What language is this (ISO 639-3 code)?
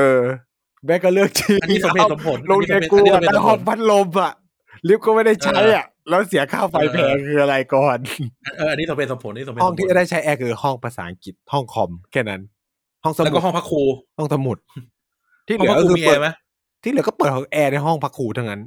tha